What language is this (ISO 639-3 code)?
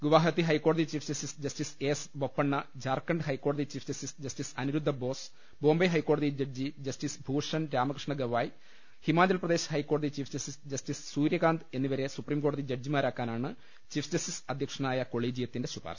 mal